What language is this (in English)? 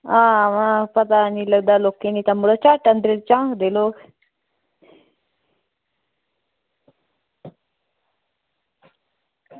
Dogri